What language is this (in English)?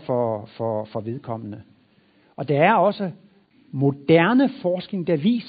Danish